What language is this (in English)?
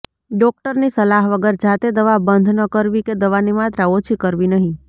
Gujarati